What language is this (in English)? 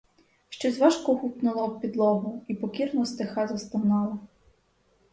Ukrainian